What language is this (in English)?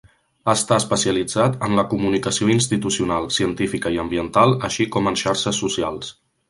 Catalan